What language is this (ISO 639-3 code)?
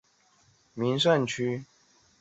zho